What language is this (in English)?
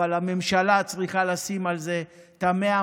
Hebrew